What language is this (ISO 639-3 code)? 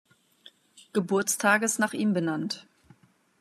deu